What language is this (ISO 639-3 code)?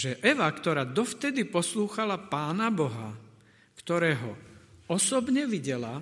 slk